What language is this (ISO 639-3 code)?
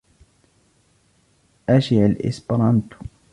ara